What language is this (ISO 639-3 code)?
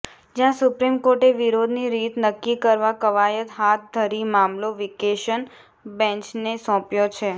guj